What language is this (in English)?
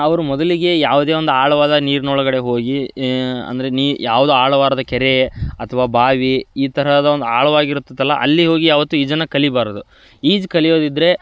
Kannada